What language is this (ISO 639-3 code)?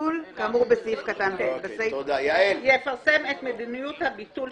heb